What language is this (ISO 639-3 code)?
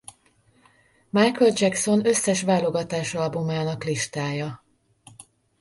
hun